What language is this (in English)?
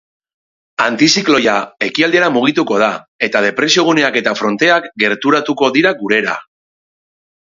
Basque